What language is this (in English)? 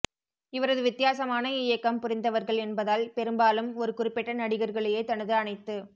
Tamil